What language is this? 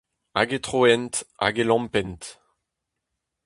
Breton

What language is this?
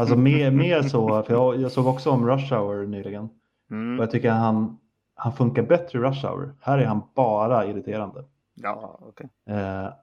Swedish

